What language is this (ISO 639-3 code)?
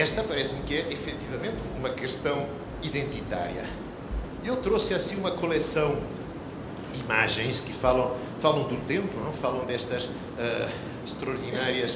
por